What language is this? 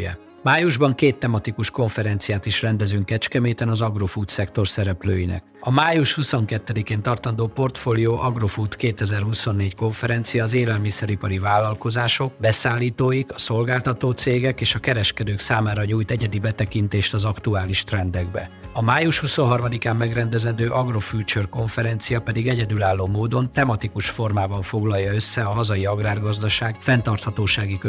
Hungarian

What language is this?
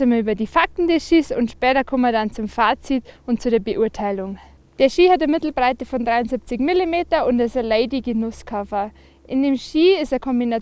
German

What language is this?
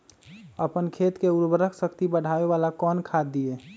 Magahi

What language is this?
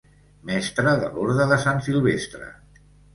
Catalan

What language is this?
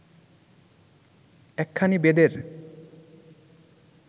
Bangla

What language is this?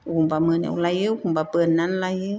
Bodo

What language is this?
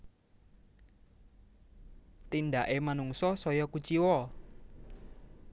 Javanese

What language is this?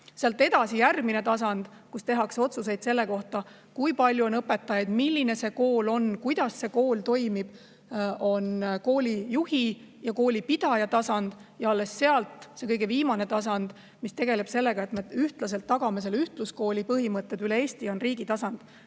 Estonian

